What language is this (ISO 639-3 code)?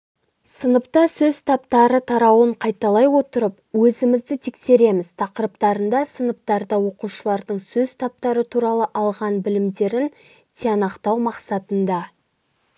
kaz